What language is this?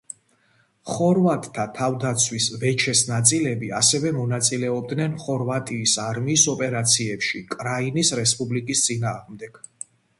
Georgian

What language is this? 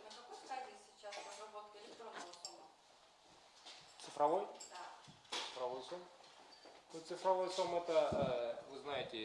Russian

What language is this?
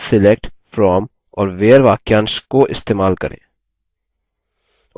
Hindi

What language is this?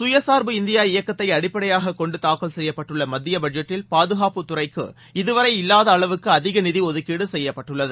Tamil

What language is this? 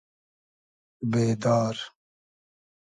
Hazaragi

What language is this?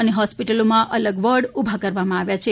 Gujarati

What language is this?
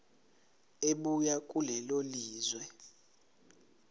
Zulu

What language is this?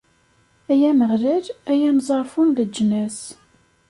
Kabyle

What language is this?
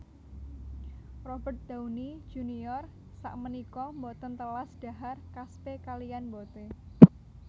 Javanese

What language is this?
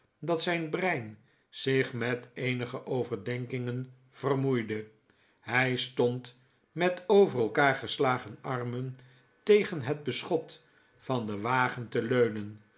Dutch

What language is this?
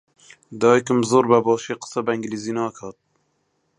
Central Kurdish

